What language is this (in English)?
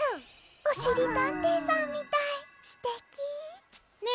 Japanese